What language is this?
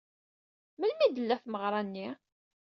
Kabyle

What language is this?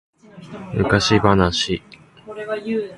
Japanese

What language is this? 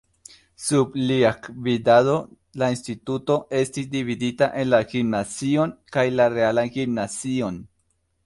Esperanto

